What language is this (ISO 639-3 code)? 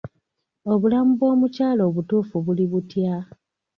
lug